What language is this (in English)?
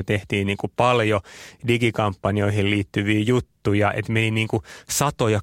Finnish